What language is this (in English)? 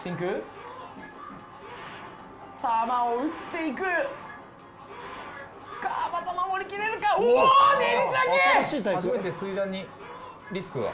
Japanese